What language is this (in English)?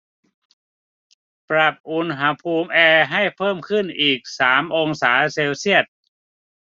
Thai